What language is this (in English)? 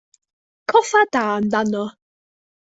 Welsh